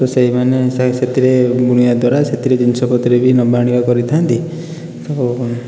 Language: Odia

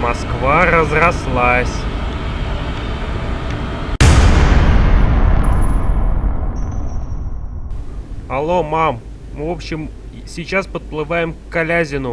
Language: Russian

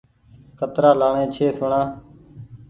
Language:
Goaria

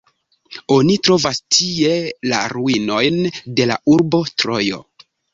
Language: Esperanto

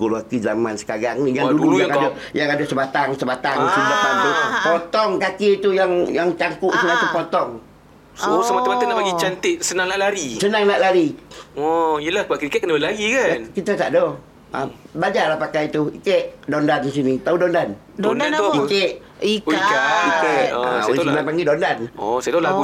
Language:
Malay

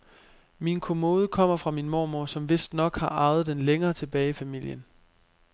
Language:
Danish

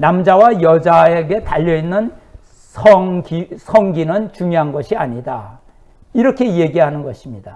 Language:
Korean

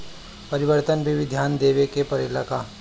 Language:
Bhojpuri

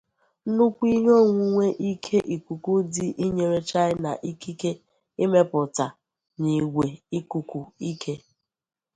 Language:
Igbo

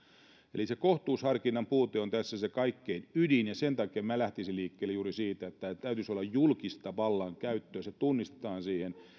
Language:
Finnish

